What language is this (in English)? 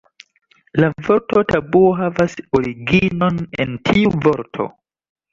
Esperanto